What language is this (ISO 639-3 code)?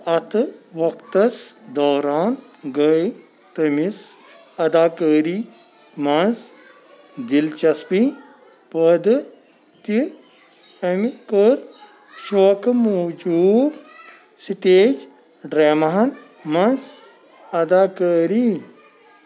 kas